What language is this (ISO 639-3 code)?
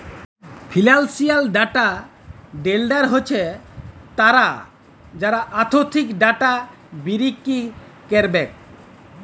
ben